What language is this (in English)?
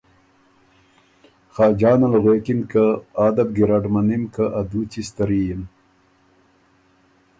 Ormuri